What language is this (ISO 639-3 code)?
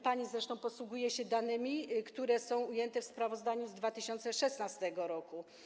pol